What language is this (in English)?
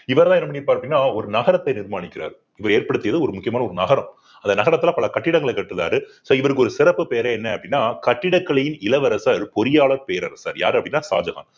Tamil